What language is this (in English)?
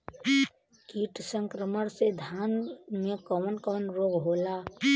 Bhojpuri